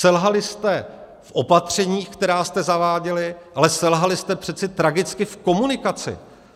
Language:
Czech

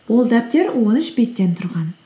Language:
Kazakh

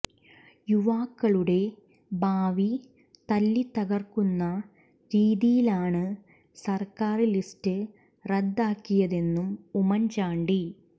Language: Malayalam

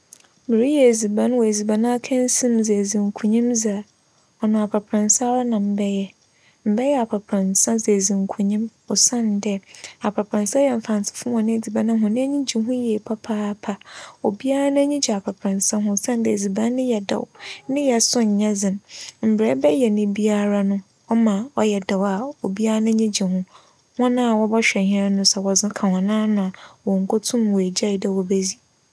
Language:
Akan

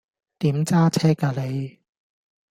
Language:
Cantonese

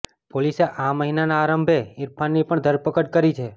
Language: Gujarati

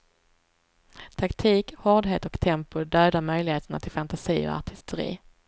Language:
Swedish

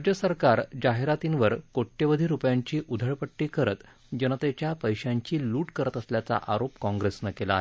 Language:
Marathi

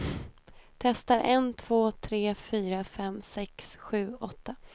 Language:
Swedish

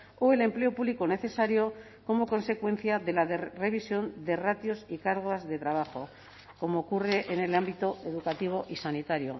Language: Spanish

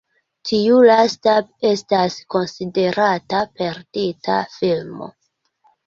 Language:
Esperanto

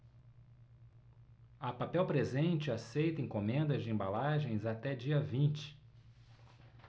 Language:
Portuguese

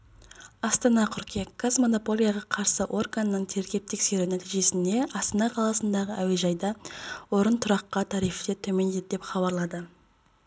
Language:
Kazakh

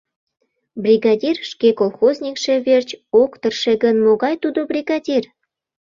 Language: Mari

